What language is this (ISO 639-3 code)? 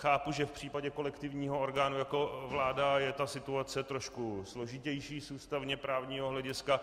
ces